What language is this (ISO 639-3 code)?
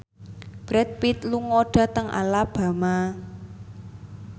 jav